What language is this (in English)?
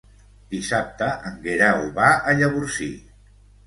Catalan